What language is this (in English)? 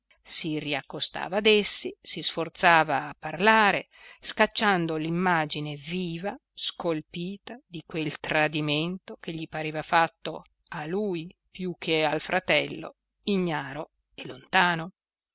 Italian